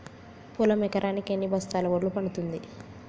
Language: Telugu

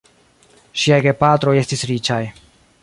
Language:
Esperanto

